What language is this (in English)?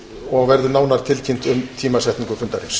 Icelandic